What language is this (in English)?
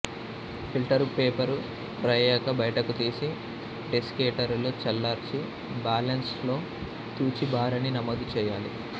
Telugu